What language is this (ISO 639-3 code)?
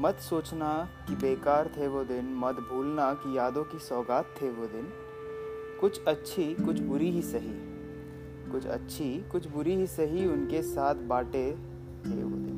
hin